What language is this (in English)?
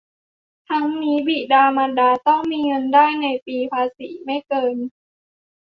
Thai